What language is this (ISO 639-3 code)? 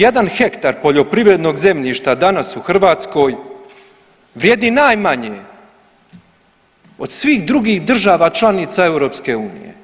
hrv